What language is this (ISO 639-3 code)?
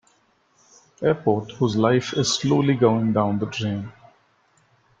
eng